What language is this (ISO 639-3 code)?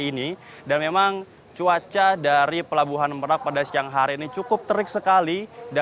ind